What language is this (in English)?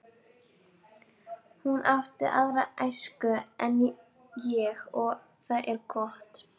Icelandic